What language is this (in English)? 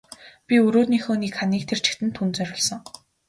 Mongolian